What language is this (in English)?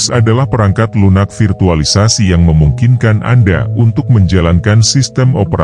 Indonesian